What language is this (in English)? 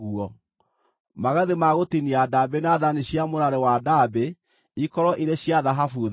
Kikuyu